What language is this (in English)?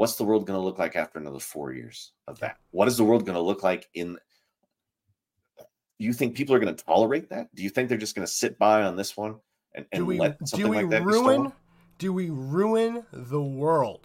English